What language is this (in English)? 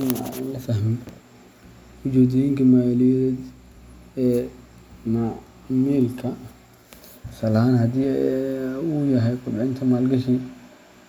Somali